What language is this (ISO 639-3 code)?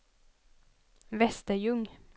swe